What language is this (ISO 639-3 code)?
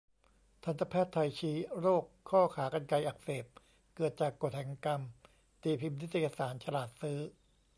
tha